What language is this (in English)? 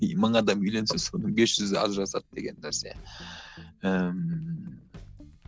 Kazakh